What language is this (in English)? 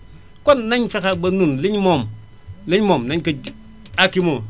Wolof